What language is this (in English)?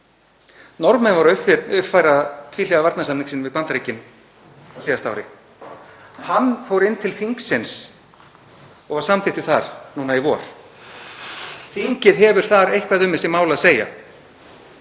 Icelandic